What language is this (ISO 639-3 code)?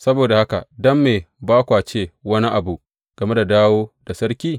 hau